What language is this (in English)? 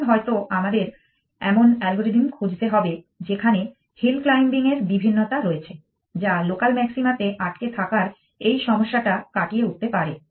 Bangla